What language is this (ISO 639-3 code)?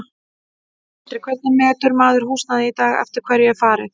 isl